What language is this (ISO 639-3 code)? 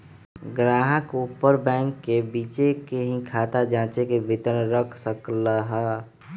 mag